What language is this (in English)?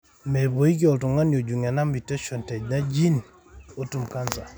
Masai